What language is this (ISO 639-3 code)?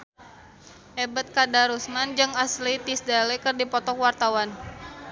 sun